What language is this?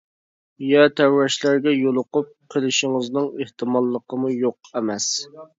Uyghur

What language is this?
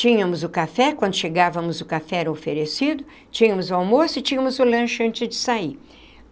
Portuguese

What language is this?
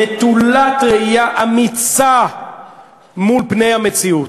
Hebrew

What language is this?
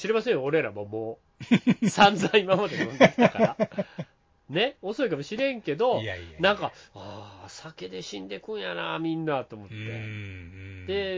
Japanese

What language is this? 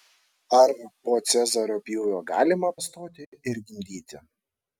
Lithuanian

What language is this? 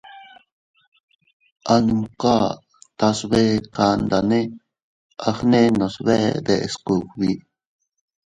Teutila Cuicatec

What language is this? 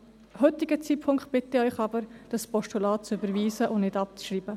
Swiss German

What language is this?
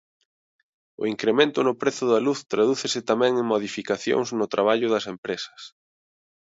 Galician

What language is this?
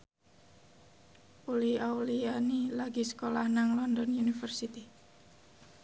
Javanese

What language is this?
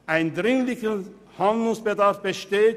Swiss German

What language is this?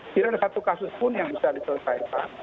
Indonesian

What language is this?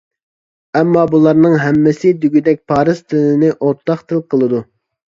Uyghur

